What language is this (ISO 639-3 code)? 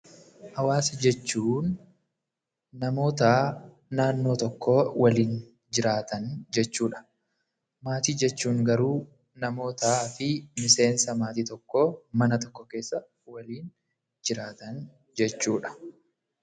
orm